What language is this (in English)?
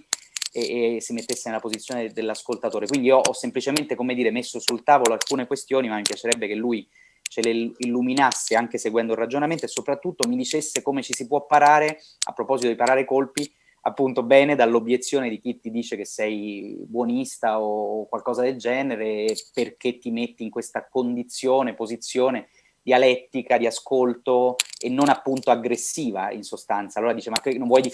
Italian